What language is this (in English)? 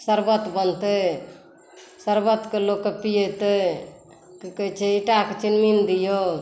Maithili